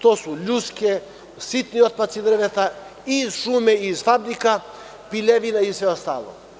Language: Serbian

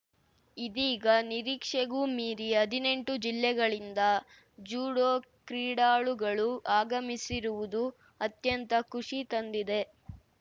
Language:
Kannada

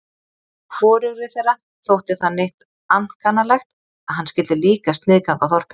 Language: Icelandic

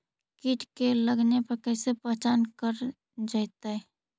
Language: Magahi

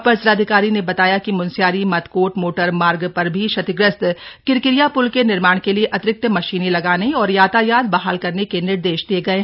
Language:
Hindi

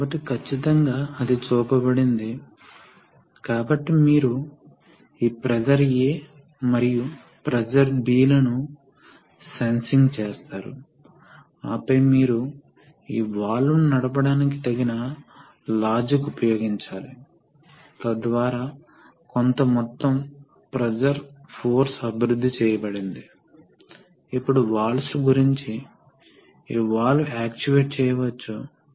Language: Telugu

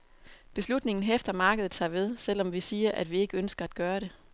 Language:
Danish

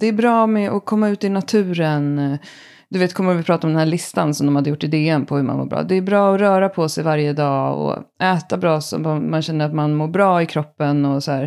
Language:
Swedish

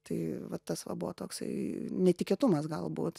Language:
Lithuanian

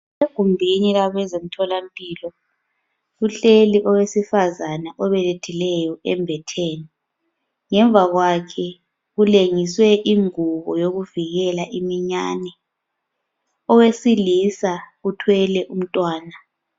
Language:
North Ndebele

